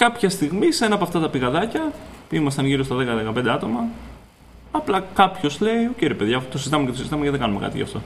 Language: Greek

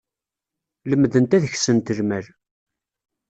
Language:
Kabyle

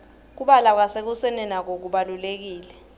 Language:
Swati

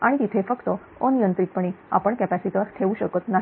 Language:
Marathi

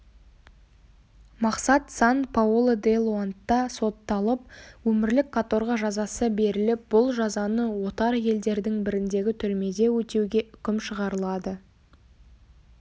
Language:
Kazakh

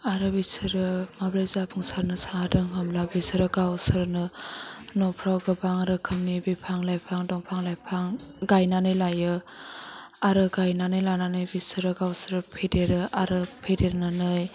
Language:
Bodo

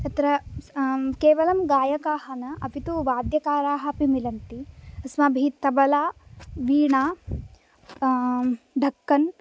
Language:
Sanskrit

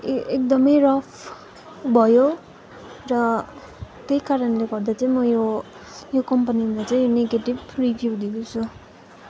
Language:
Nepali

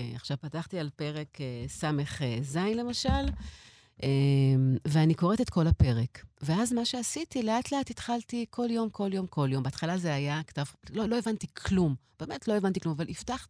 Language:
Hebrew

